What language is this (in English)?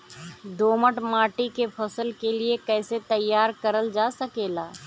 Bhojpuri